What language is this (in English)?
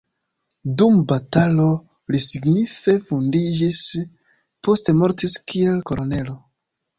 Esperanto